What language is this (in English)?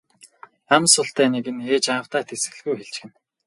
Mongolian